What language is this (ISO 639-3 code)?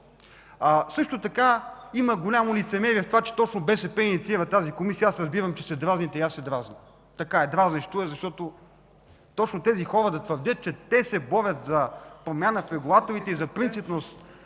bul